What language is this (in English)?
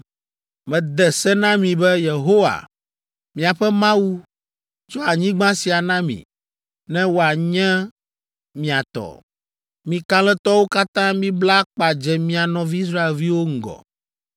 Ewe